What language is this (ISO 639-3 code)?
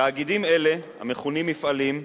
heb